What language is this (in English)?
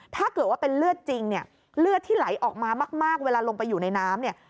Thai